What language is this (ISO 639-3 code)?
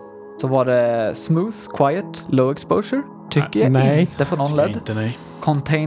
swe